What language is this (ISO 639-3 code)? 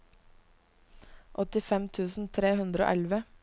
nor